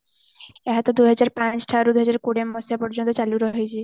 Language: Odia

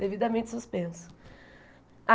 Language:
Portuguese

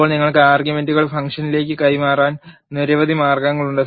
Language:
Malayalam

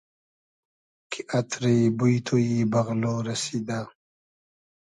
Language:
Hazaragi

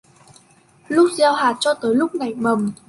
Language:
Vietnamese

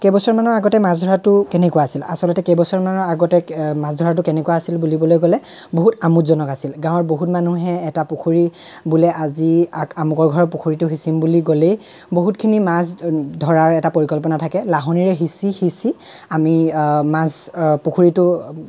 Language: Assamese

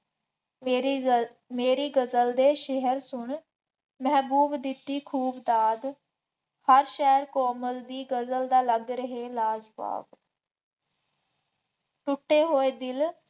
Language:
Punjabi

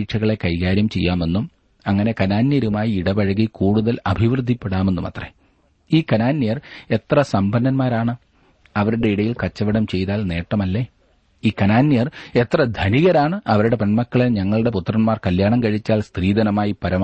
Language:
Malayalam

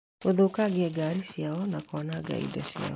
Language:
Kikuyu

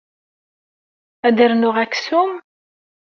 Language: Kabyle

